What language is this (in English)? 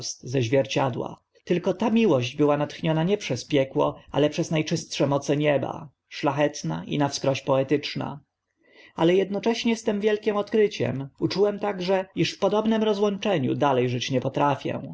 Polish